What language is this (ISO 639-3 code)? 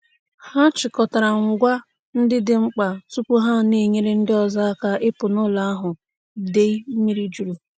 ibo